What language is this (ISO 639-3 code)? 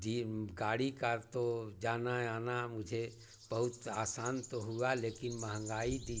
hin